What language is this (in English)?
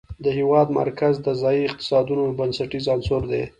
Pashto